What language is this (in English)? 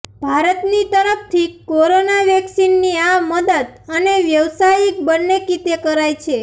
Gujarati